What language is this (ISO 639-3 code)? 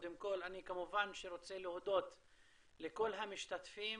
heb